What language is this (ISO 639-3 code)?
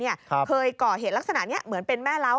tha